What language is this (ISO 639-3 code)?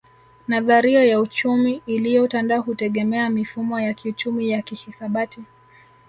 swa